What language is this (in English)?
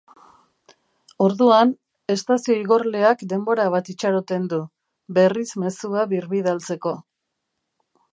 Basque